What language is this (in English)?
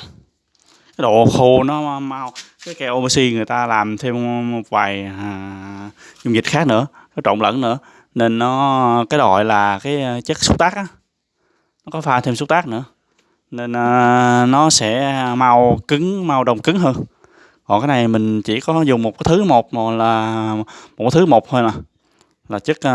Vietnamese